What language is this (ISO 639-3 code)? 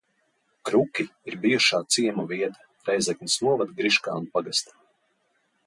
lav